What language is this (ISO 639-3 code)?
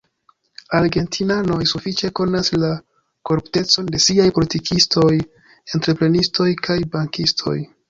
epo